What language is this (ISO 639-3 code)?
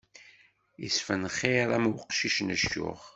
kab